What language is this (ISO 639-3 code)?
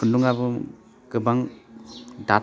brx